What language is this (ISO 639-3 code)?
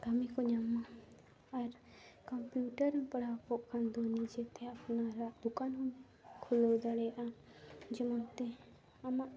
sat